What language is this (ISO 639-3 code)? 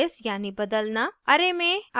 hin